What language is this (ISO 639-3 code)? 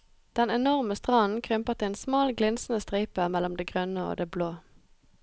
nor